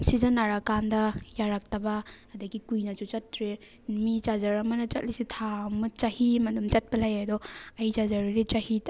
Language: Manipuri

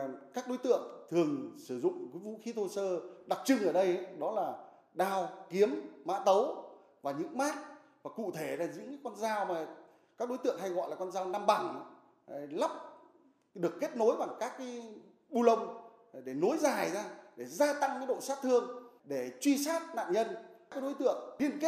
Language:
Vietnamese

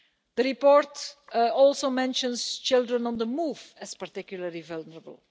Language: English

